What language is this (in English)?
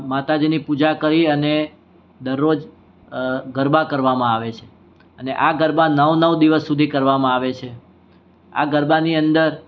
Gujarati